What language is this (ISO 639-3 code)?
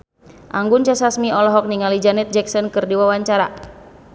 sun